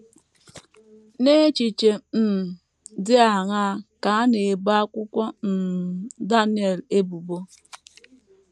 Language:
Igbo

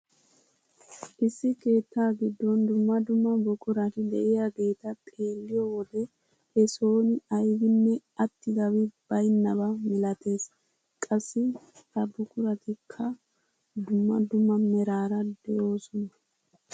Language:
Wolaytta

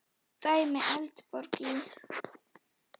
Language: Icelandic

